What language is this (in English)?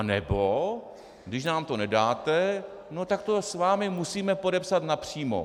Czech